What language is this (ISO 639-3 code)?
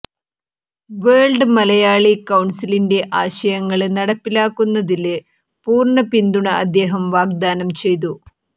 mal